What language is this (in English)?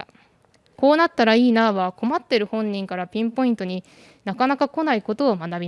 Japanese